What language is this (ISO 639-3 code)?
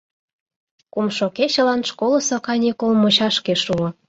chm